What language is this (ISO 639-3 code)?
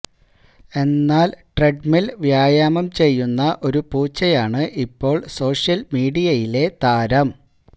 mal